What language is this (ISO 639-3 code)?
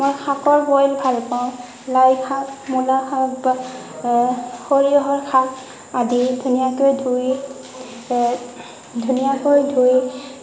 asm